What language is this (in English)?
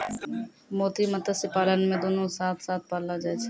Maithili